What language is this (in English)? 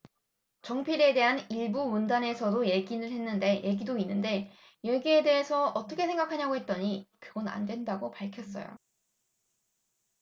Korean